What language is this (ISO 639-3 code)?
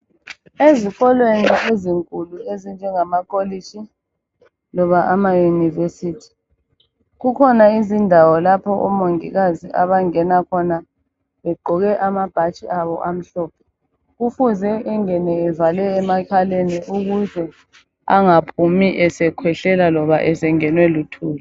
nde